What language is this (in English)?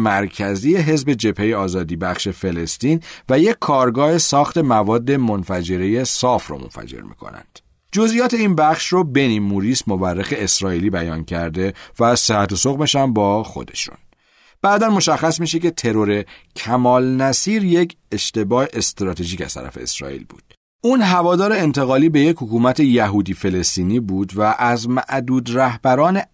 Persian